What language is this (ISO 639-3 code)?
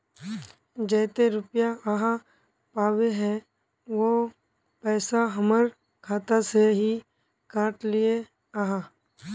mag